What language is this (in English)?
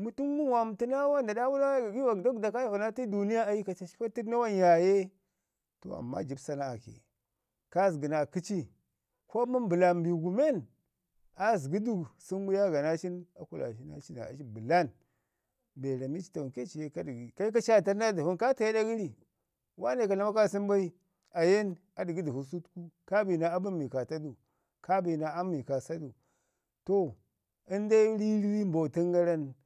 Ngizim